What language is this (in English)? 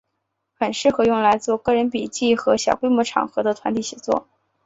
Chinese